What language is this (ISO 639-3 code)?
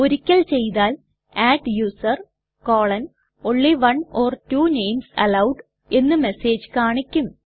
mal